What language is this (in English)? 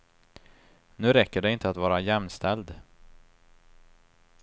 Swedish